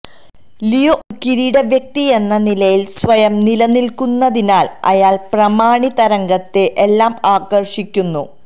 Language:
Malayalam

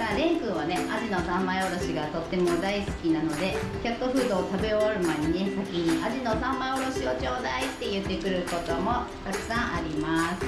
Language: Japanese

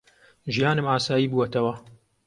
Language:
Central Kurdish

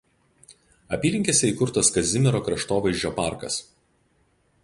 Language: Lithuanian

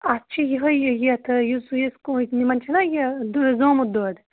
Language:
Kashmiri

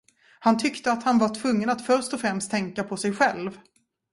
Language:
Swedish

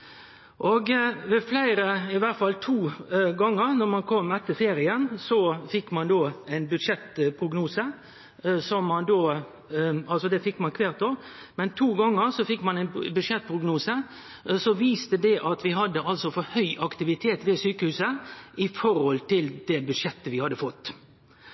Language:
Norwegian Nynorsk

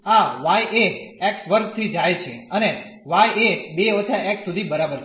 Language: Gujarati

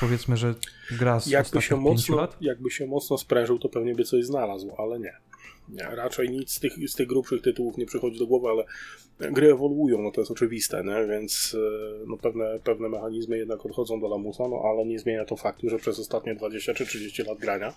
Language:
Polish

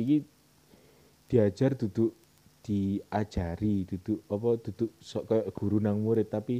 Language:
Indonesian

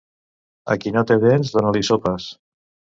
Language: Catalan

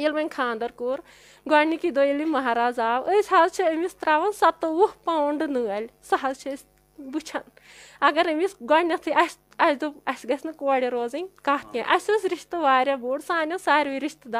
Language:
Turkish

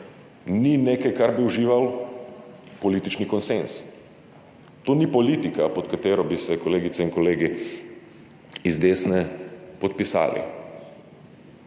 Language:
Slovenian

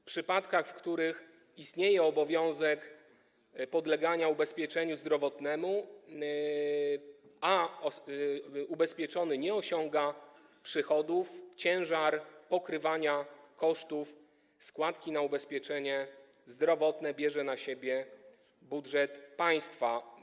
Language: Polish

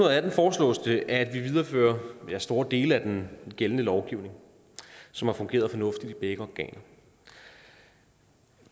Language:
Danish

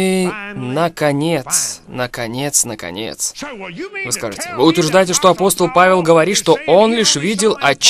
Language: Russian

